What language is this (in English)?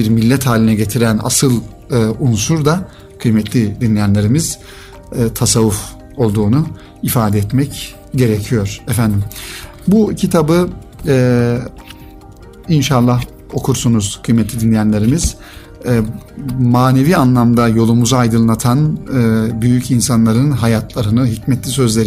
Turkish